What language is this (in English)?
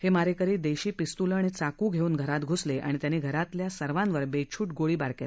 Marathi